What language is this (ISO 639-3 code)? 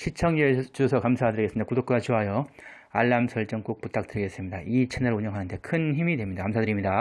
kor